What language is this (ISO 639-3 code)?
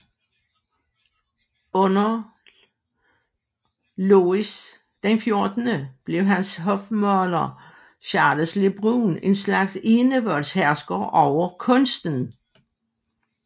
dan